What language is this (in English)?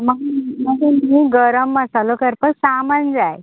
Konkani